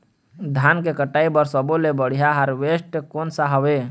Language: Chhattisgarhi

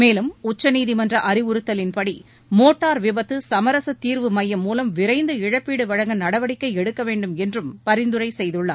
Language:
Tamil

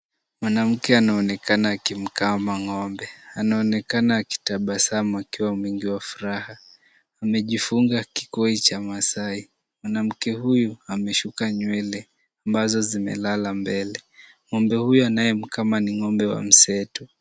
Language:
Swahili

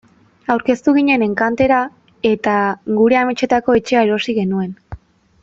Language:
Basque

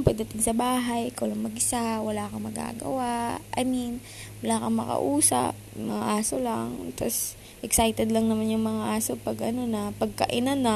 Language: Filipino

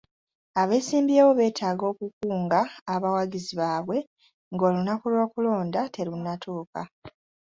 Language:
Ganda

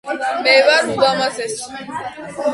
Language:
Georgian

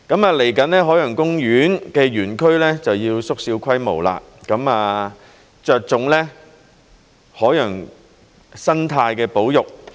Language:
Cantonese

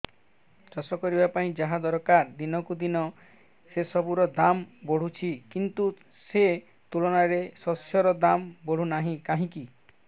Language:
Odia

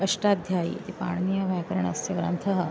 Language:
Sanskrit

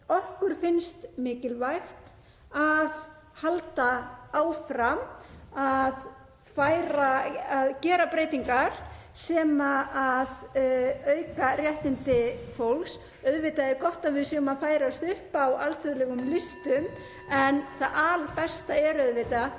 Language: Icelandic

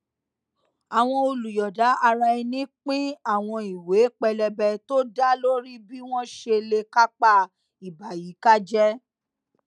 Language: Yoruba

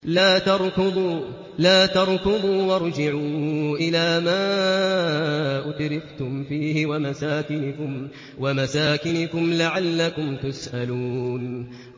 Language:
Arabic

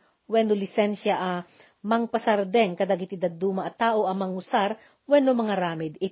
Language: Filipino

